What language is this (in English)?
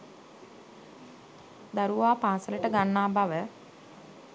Sinhala